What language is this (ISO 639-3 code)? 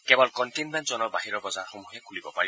asm